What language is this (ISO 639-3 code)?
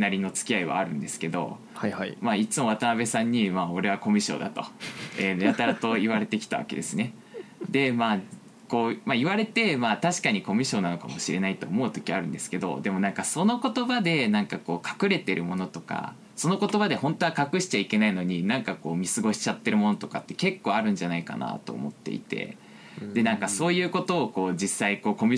jpn